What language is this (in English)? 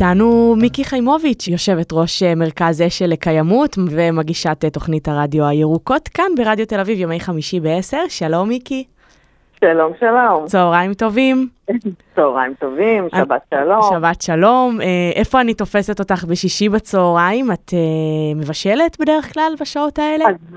Hebrew